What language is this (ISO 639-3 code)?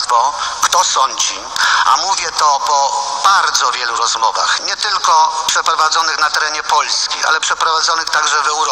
pol